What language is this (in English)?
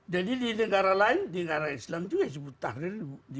Indonesian